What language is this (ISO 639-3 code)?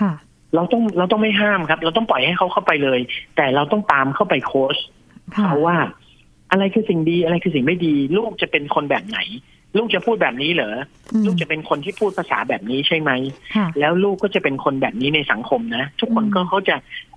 tha